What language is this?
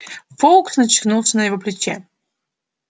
Russian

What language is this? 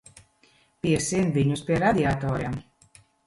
Latvian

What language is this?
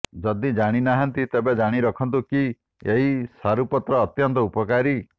Odia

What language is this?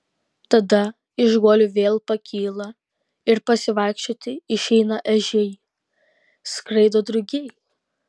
Lithuanian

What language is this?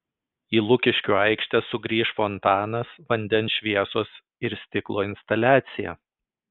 Lithuanian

